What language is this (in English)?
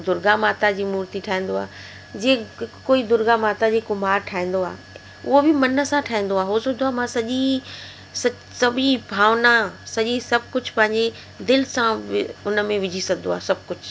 Sindhi